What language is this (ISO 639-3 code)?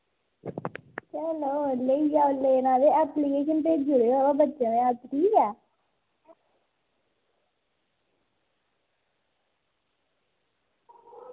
doi